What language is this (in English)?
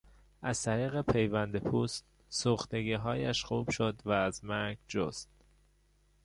Persian